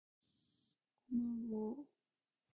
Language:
Korean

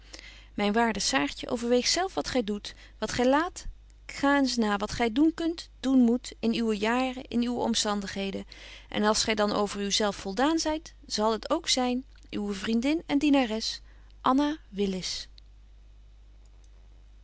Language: Dutch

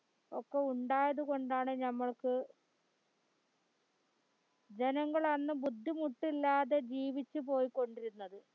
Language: Malayalam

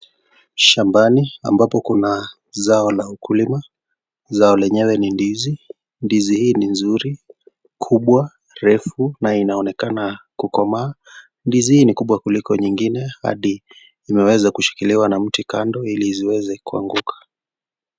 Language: Swahili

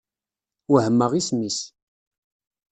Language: Kabyle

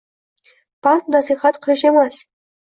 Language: Uzbek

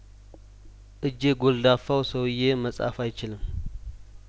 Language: Amharic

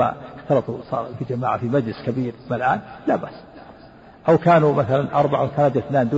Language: Arabic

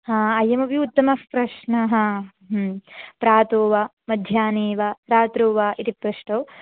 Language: Sanskrit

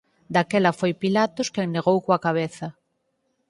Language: Galician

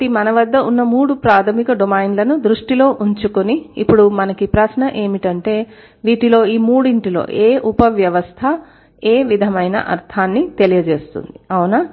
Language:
Telugu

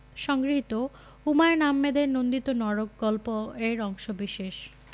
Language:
Bangla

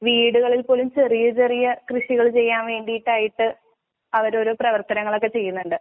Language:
Malayalam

